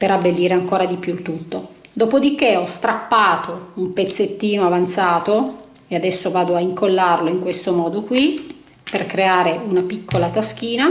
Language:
Italian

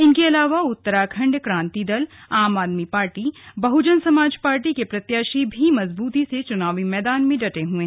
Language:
Hindi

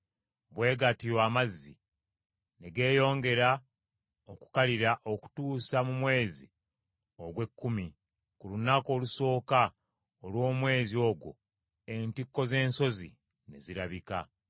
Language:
Ganda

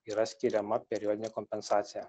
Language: Lithuanian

